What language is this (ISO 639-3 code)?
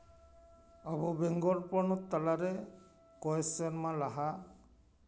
sat